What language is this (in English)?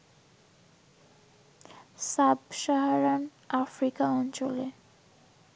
Bangla